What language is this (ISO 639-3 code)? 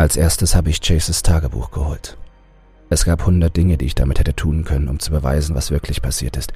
deu